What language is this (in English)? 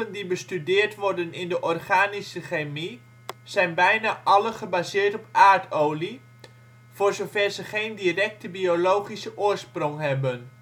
Dutch